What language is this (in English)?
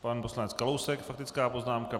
Czech